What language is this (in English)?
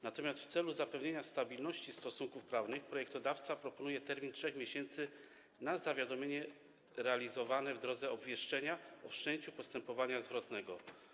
Polish